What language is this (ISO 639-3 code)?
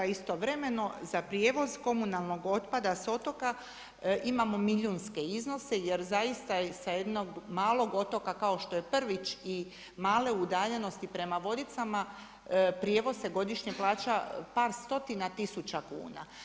hrv